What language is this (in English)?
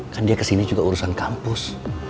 Indonesian